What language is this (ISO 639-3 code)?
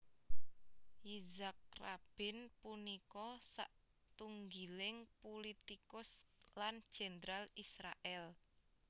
jav